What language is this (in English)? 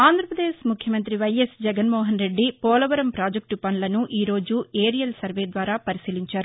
Telugu